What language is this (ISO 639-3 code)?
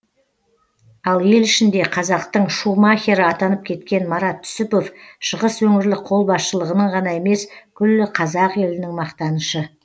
kaz